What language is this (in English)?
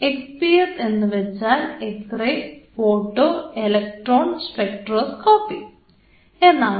Malayalam